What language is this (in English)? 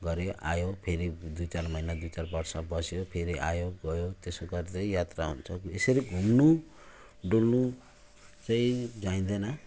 Nepali